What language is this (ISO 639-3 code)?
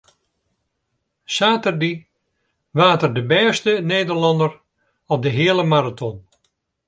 fry